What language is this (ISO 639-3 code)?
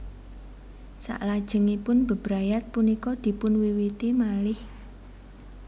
jav